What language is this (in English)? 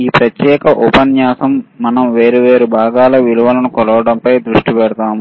Telugu